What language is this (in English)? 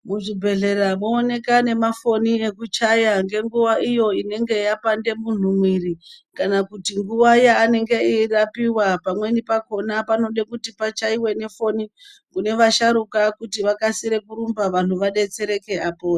Ndau